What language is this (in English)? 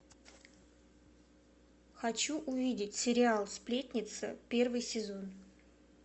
Russian